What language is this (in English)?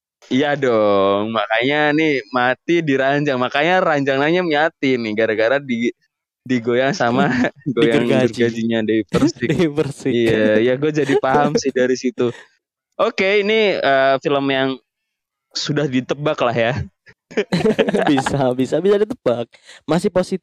Indonesian